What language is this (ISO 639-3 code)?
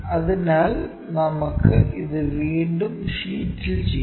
mal